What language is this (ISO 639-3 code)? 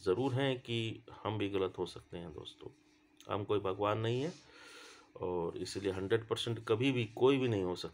hin